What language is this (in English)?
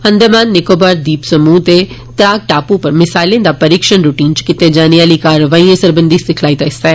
Dogri